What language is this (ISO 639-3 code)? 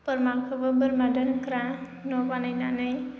brx